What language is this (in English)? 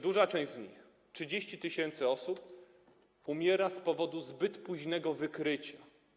Polish